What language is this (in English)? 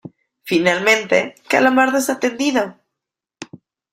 Spanish